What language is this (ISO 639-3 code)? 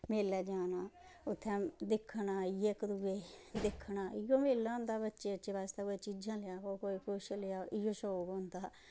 doi